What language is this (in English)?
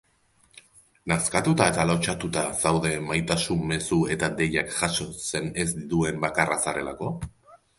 Basque